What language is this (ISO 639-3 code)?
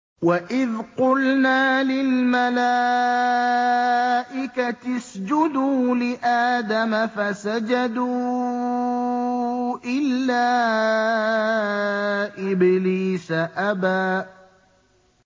ara